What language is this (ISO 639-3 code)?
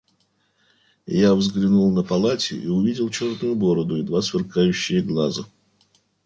rus